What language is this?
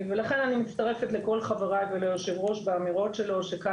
Hebrew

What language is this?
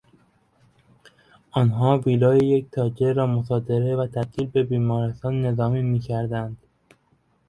Persian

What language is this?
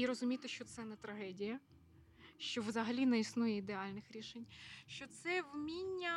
Ukrainian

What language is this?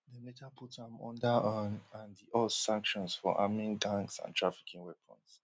Nigerian Pidgin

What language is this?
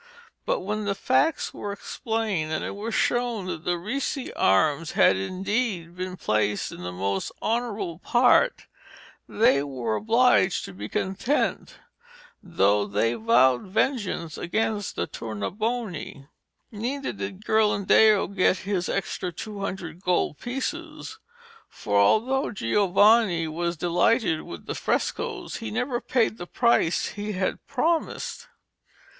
English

